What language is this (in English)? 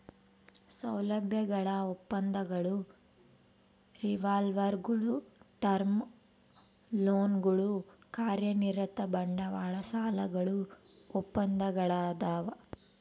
Kannada